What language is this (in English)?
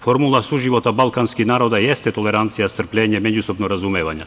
Serbian